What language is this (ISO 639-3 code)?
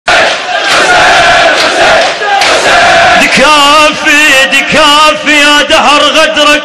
ara